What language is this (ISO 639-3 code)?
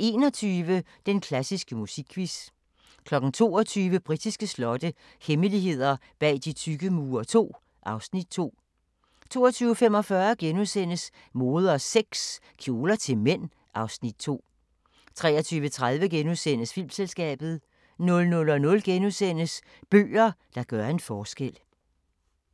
dan